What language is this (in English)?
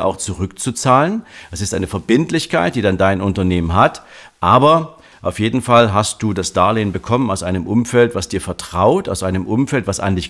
German